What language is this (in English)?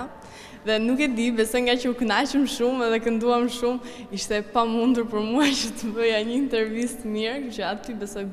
Romanian